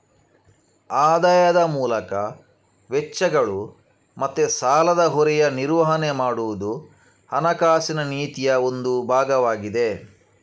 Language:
Kannada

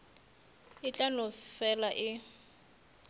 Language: Northern Sotho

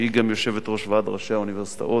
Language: Hebrew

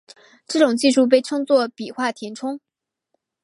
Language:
Chinese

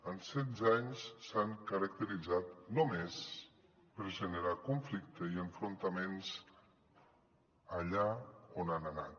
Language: Catalan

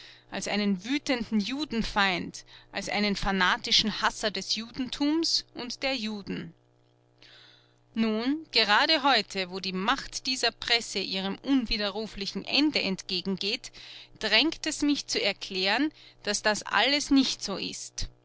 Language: German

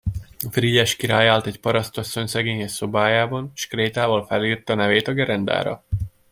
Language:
Hungarian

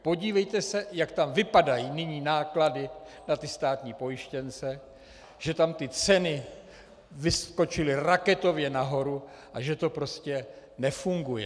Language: Czech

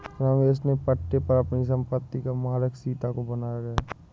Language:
Hindi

